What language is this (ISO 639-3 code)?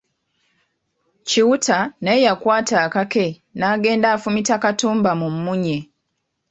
lug